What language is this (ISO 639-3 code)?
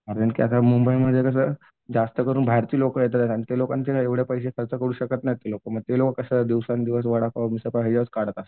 mar